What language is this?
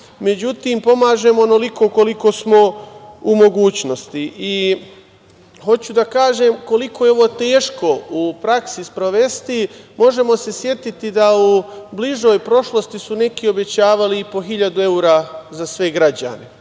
Serbian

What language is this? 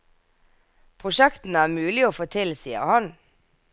Norwegian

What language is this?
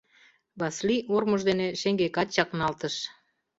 Mari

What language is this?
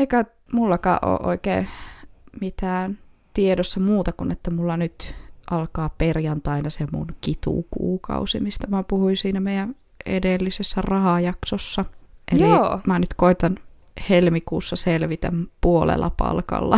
Finnish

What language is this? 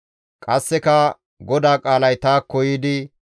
Gamo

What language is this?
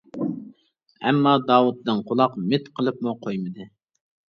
Uyghur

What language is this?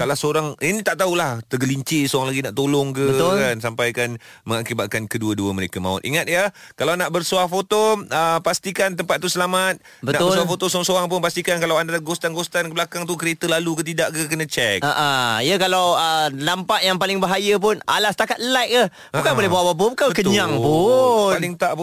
Malay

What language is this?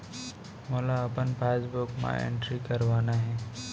Chhattisgarhi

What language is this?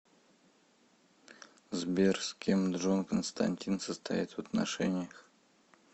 Russian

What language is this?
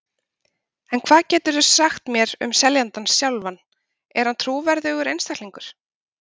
Icelandic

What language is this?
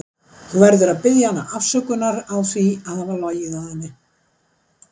Icelandic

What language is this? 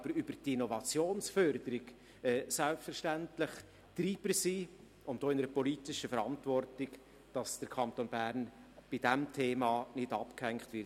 Swiss German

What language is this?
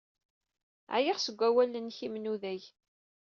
Kabyle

